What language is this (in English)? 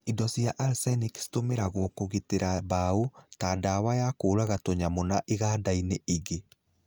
Kikuyu